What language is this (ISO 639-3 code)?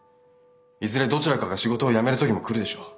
jpn